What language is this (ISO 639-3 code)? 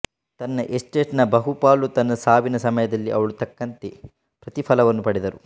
kan